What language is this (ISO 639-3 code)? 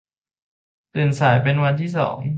tha